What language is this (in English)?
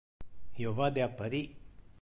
Interlingua